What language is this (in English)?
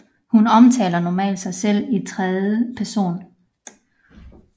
Danish